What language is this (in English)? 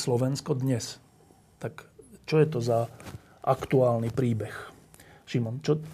Slovak